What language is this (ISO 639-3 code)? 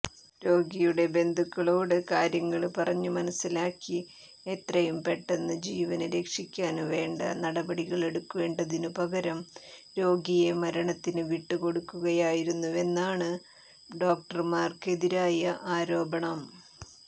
mal